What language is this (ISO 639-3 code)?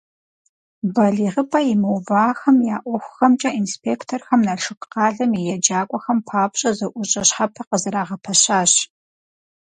kbd